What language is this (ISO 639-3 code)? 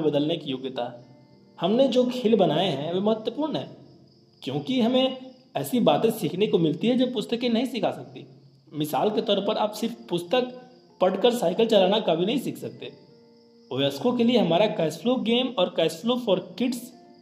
hin